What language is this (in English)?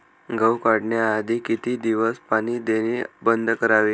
Marathi